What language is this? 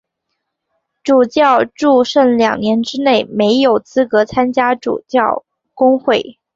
Chinese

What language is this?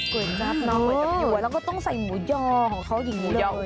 Thai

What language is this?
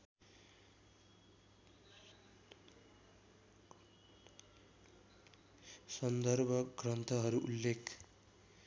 Nepali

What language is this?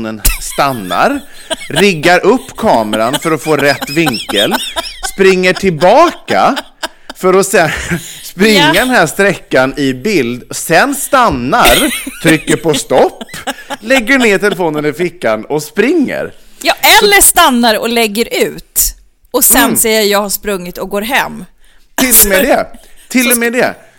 Swedish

